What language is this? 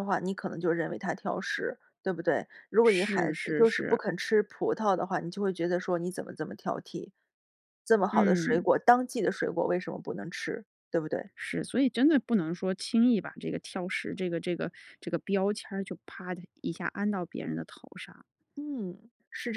Chinese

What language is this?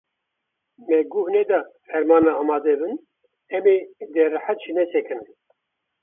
Kurdish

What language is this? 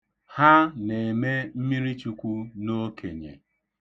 Igbo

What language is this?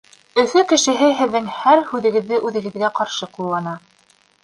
Bashkir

